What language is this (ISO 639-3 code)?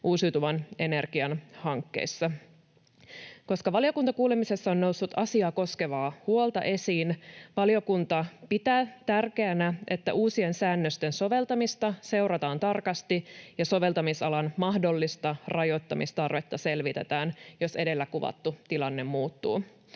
fin